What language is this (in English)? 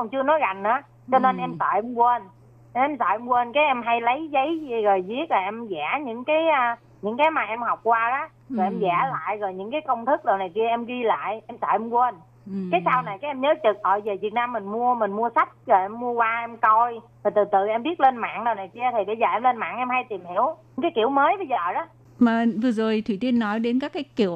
Vietnamese